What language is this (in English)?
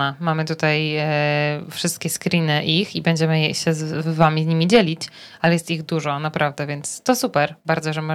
Polish